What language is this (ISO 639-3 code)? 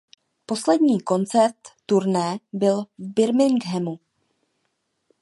ces